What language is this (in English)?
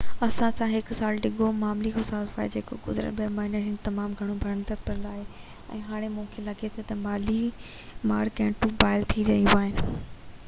Sindhi